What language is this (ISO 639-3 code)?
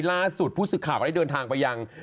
tha